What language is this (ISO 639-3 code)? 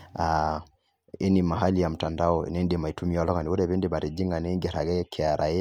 mas